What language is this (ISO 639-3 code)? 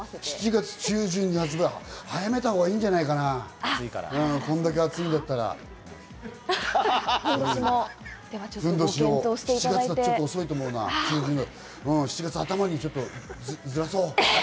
jpn